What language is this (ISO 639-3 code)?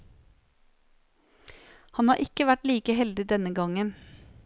nor